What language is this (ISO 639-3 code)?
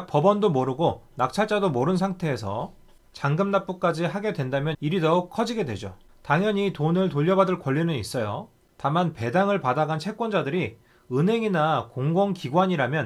kor